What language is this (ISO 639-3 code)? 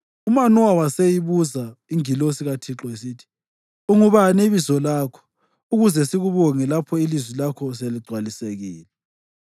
nde